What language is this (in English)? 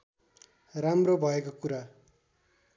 Nepali